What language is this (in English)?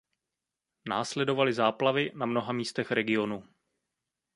Czech